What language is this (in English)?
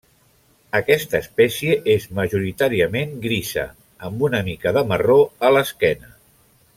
Catalan